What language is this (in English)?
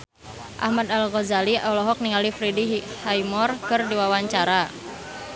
Sundanese